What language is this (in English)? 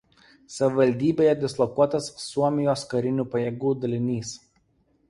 Lithuanian